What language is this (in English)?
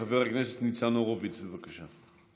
Hebrew